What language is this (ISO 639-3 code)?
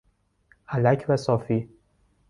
fas